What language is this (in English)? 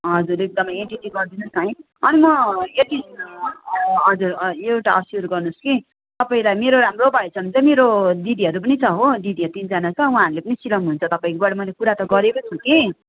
Nepali